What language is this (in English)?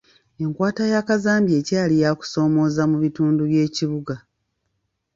Ganda